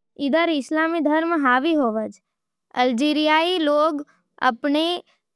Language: Nimadi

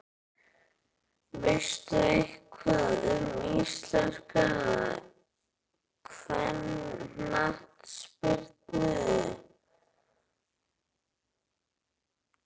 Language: Icelandic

